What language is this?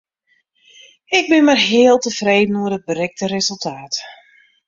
Western Frisian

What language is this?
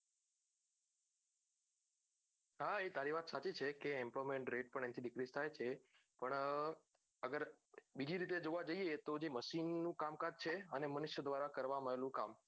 Gujarati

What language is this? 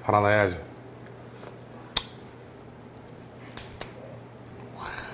Korean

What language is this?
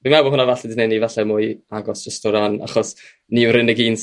Welsh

